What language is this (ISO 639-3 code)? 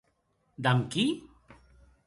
oci